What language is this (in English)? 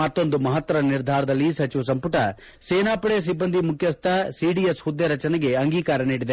Kannada